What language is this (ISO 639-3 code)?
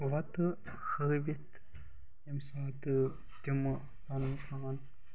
kas